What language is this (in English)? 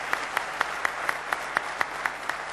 Hebrew